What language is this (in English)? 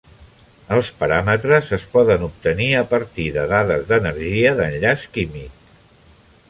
Catalan